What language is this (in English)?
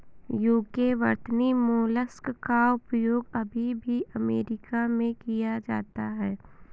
Hindi